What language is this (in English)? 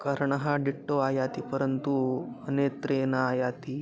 Sanskrit